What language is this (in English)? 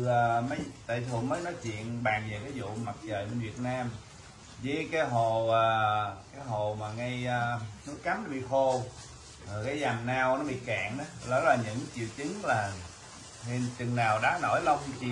Vietnamese